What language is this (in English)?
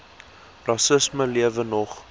Afrikaans